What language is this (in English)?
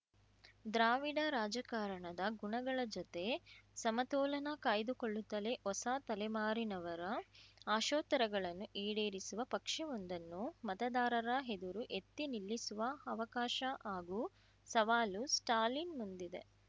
Kannada